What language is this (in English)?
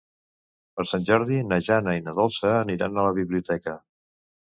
Catalan